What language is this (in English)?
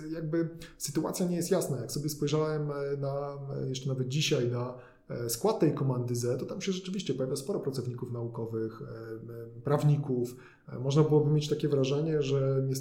Polish